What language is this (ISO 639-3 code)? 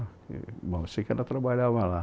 por